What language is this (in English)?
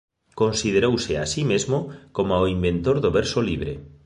Galician